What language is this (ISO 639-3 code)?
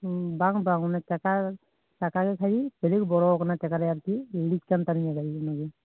sat